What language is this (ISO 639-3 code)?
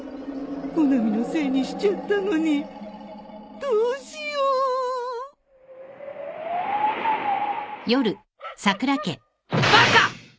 jpn